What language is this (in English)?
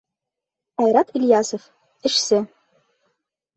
Bashkir